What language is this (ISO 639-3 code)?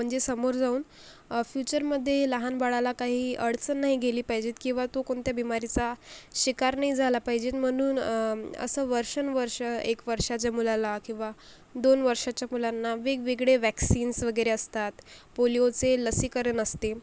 mar